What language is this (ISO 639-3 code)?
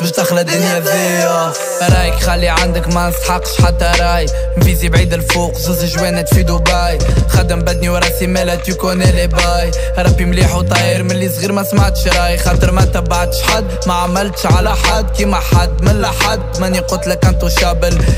tur